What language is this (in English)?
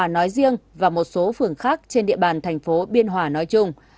Vietnamese